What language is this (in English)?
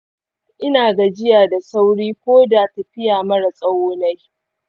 Hausa